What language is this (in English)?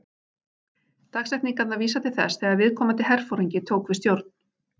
Icelandic